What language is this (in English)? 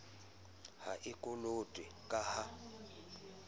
Southern Sotho